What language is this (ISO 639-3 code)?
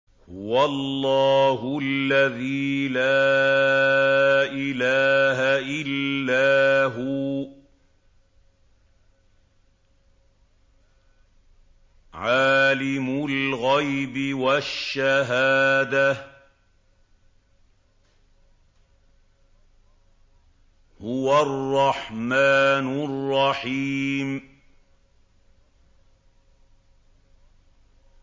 ara